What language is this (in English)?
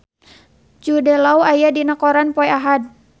Sundanese